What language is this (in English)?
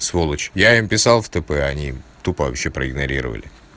Russian